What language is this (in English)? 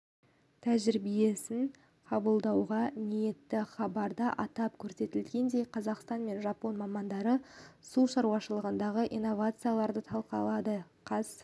Kazakh